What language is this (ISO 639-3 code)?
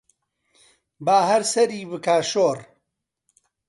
ckb